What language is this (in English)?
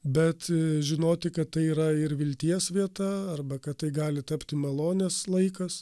Lithuanian